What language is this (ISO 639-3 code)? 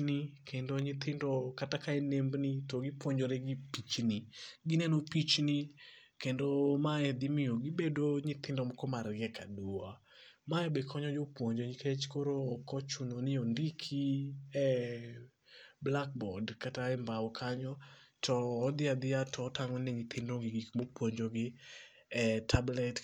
luo